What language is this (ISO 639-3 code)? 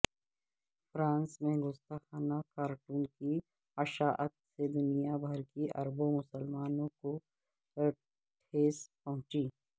urd